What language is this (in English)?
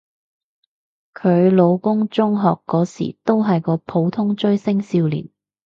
Cantonese